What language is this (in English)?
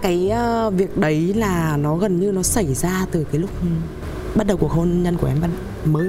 Vietnamese